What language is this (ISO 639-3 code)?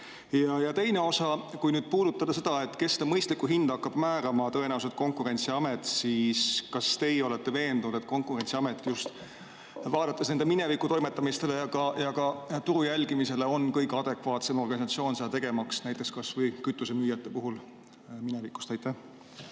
est